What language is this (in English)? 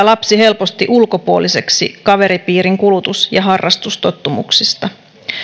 Finnish